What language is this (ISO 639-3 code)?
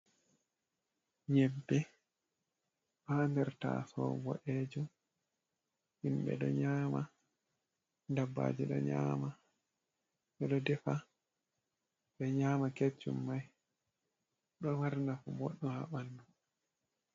ful